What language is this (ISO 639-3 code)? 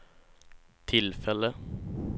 swe